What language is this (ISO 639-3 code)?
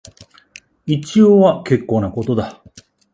jpn